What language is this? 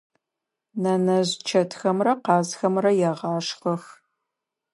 Adyghe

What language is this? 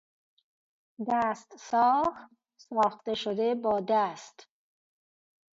Persian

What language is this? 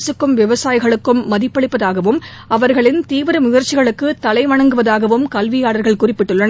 Tamil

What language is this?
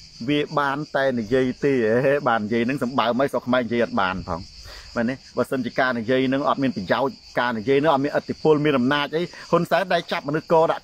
Thai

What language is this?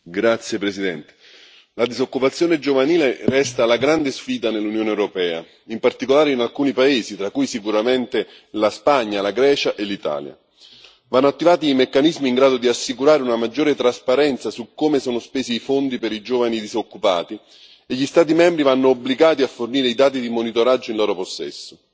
Italian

